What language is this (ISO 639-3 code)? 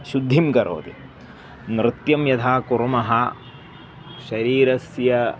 san